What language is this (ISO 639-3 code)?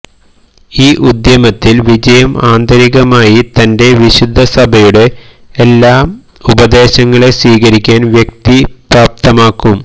mal